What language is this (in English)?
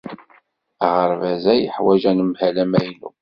Kabyle